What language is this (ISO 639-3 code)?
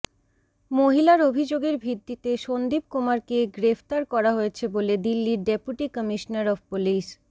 ben